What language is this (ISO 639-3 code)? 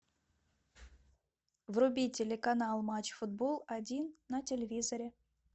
rus